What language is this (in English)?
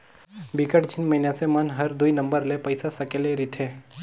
Chhattisgarhi